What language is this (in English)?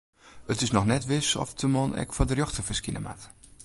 Western Frisian